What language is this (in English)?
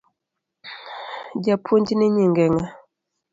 Luo (Kenya and Tanzania)